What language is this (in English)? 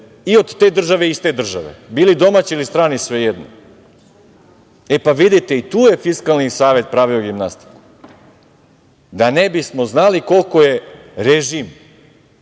Serbian